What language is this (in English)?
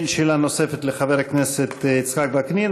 Hebrew